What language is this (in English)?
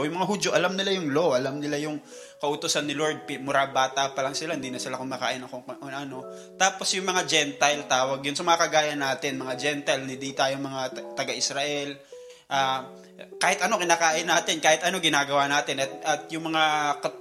Filipino